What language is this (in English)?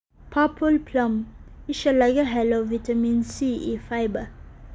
Somali